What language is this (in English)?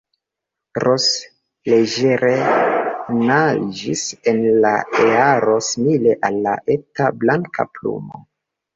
Esperanto